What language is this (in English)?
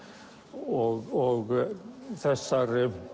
Icelandic